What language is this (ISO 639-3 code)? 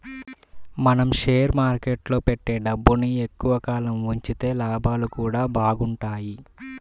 tel